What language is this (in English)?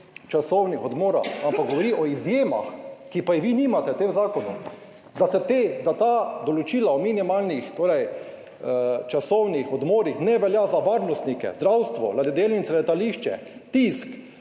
Slovenian